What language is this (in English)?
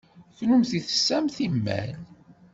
Kabyle